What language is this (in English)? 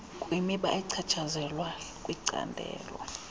Xhosa